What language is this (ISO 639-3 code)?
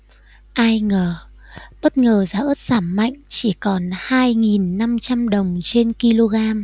vie